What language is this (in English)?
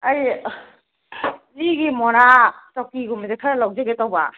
Manipuri